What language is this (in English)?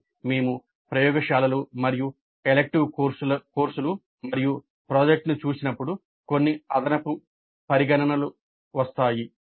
Telugu